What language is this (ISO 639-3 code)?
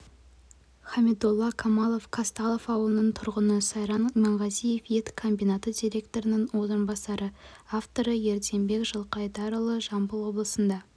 kaz